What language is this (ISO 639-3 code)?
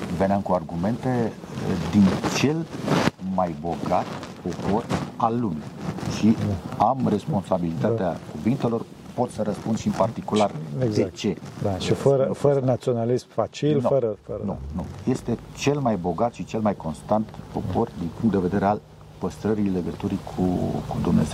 ron